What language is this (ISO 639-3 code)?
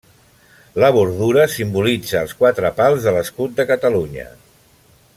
cat